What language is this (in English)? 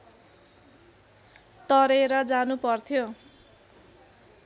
Nepali